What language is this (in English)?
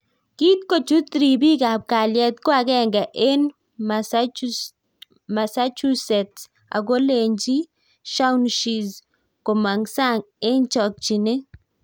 Kalenjin